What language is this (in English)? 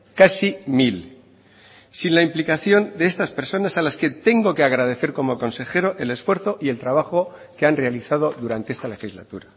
Spanish